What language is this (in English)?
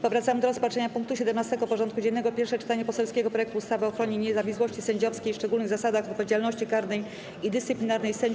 Polish